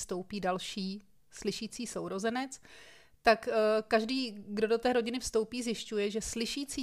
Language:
Czech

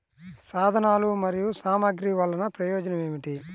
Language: Telugu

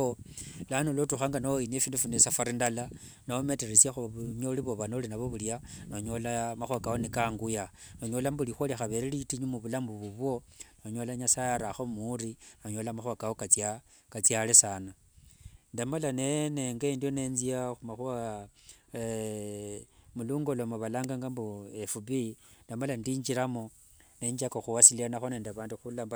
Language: Wanga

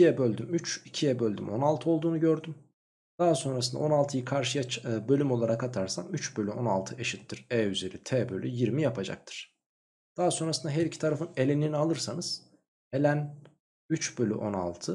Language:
Turkish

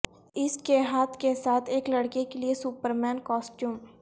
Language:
Urdu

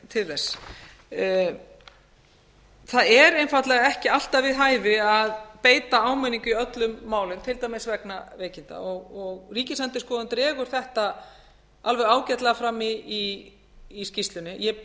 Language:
Icelandic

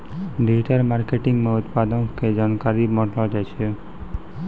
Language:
Maithili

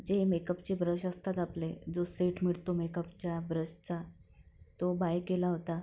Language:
Marathi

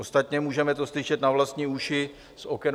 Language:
Czech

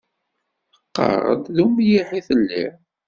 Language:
Kabyle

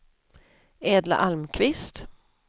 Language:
Swedish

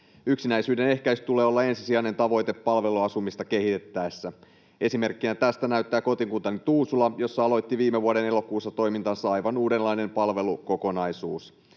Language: Finnish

